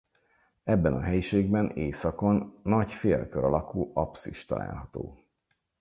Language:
Hungarian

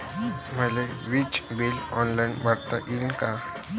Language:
Marathi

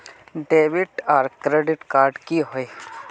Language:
Magahi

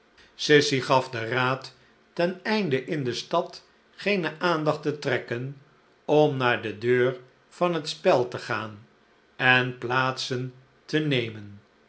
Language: Dutch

